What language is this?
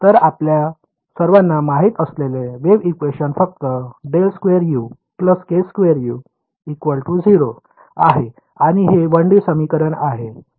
Marathi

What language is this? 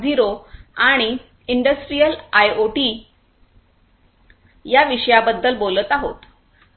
Marathi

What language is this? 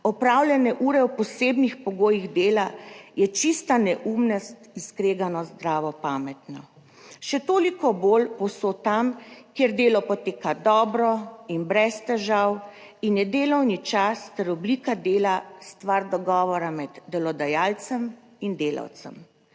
Slovenian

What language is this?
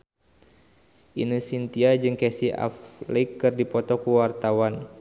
Sundanese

